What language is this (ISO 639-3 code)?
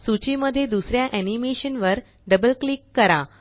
mar